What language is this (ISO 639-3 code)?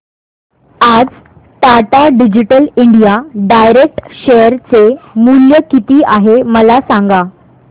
mar